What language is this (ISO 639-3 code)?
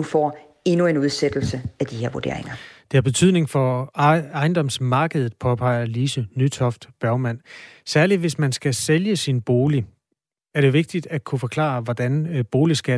dan